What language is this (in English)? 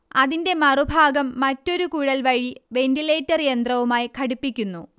Malayalam